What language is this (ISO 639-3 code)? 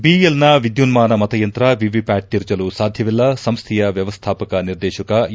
kan